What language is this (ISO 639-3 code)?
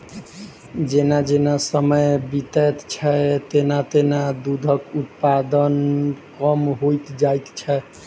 mai